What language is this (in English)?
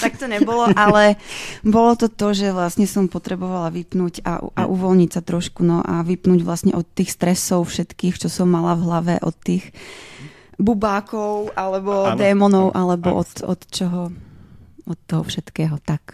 Czech